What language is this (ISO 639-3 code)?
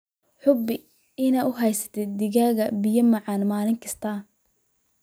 som